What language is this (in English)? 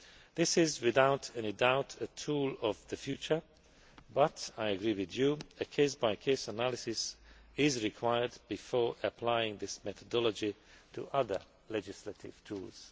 English